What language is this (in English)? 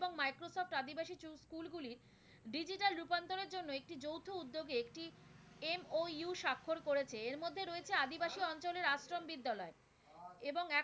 Bangla